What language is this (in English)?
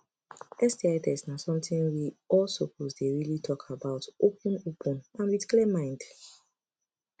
Nigerian Pidgin